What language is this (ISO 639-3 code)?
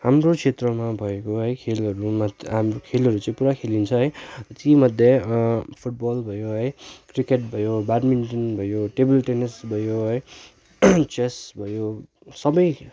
nep